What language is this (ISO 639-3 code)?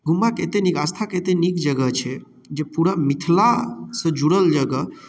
mai